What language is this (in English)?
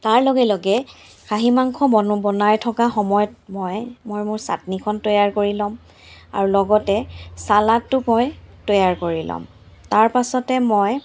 Assamese